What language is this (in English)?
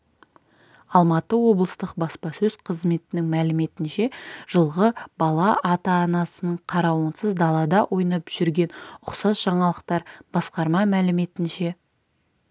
Kazakh